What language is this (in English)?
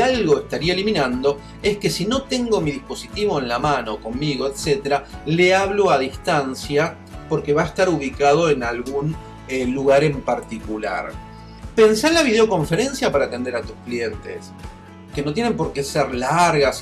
Spanish